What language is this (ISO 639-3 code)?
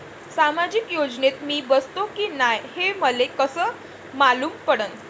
mar